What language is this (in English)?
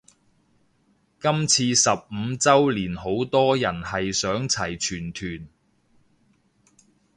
Cantonese